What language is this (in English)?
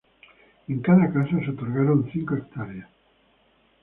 Spanish